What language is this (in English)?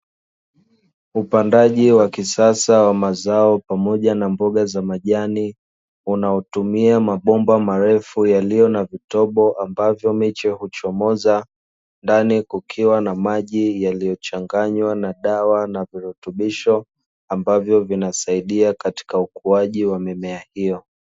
Swahili